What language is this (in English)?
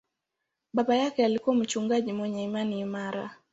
Swahili